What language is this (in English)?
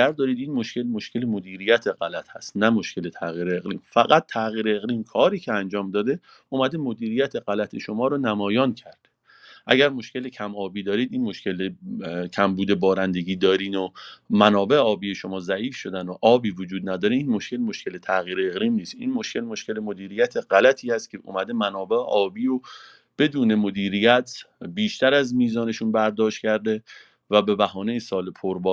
Persian